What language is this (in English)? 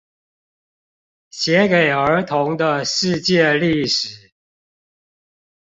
Chinese